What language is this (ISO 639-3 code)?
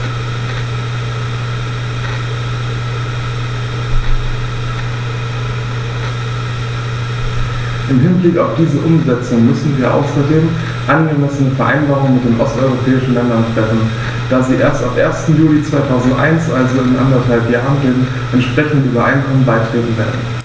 deu